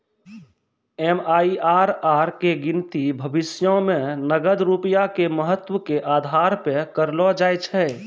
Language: Maithili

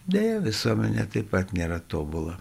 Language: Lithuanian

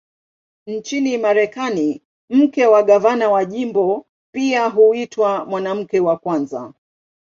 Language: Swahili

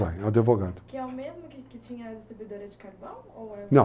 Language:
Portuguese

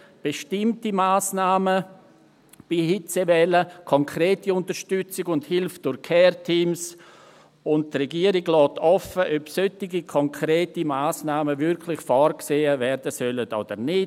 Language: Swiss German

